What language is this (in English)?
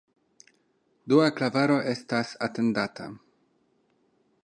Esperanto